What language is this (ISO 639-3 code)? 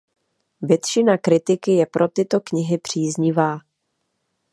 ces